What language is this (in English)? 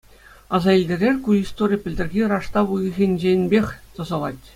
Chuvash